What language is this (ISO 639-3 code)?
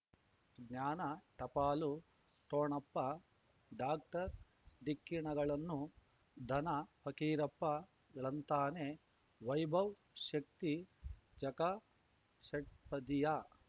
kan